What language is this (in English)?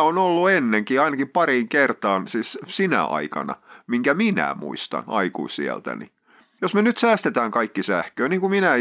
Finnish